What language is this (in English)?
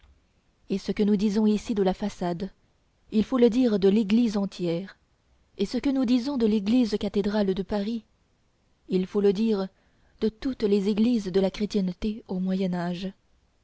French